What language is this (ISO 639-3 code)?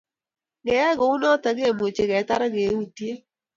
kln